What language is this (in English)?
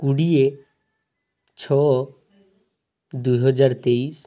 Odia